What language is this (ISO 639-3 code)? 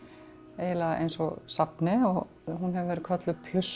isl